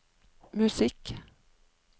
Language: Norwegian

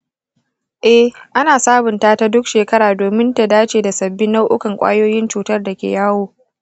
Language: Hausa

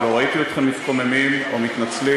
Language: Hebrew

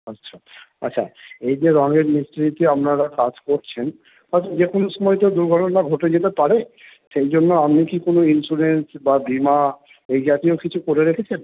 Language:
Bangla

